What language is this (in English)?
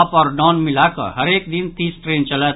Maithili